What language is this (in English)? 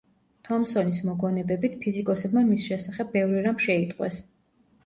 Georgian